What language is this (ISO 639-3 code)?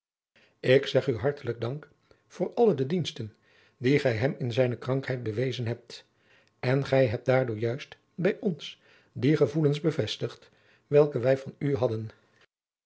nld